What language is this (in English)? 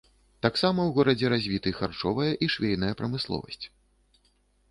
Belarusian